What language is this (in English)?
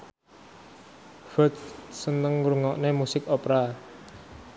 Javanese